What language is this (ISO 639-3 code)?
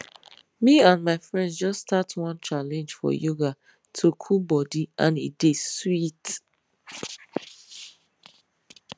pcm